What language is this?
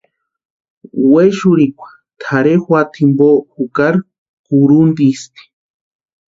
Western Highland Purepecha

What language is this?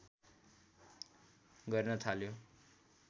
Nepali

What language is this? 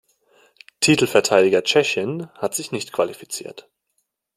German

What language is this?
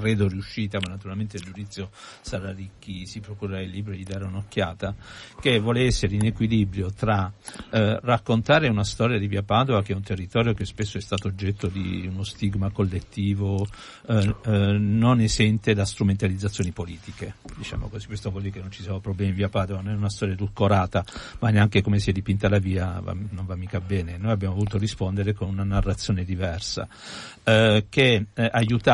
Italian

